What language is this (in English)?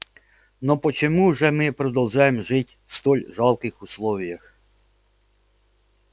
Russian